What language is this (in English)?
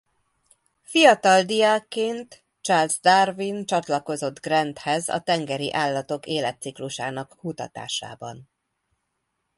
Hungarian